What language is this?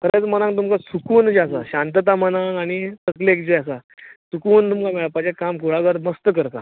Konkani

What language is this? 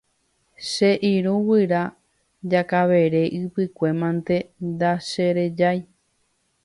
Guarani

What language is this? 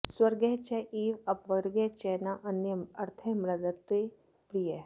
Sanskrit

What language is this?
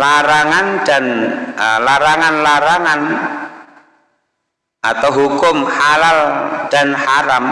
Indonesian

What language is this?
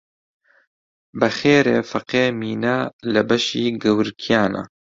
Central Kurdish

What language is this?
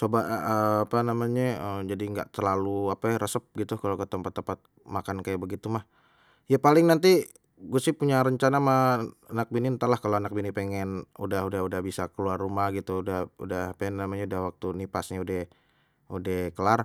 Betawi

